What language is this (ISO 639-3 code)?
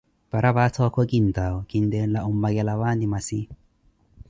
eko